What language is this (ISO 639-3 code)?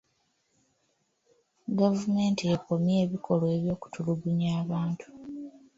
lug